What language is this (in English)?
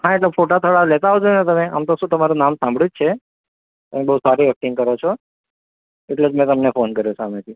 Gujarati